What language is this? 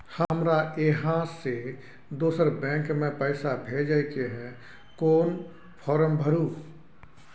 Maithili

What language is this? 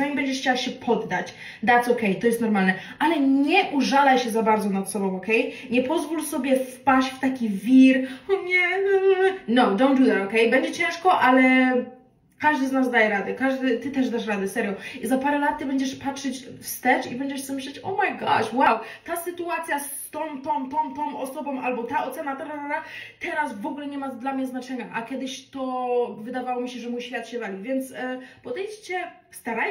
Polish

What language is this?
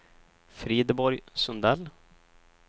Swedish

